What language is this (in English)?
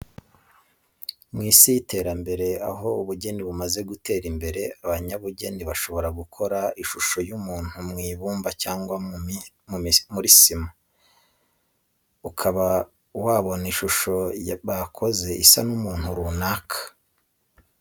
Kinyarwanda